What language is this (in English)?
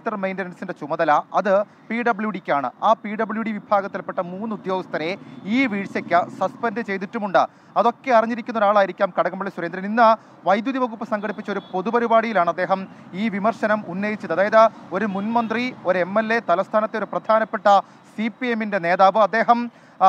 Malayalam